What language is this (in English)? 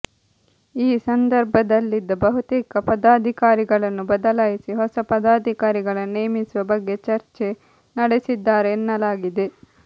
Kannada